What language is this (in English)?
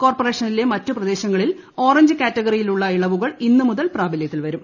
Malayalam